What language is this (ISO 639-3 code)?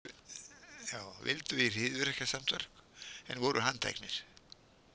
isl